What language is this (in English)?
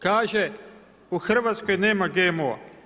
Croatian